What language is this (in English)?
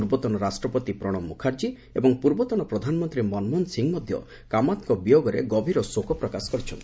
Odia